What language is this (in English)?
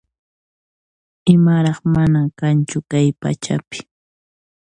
Puno Quechua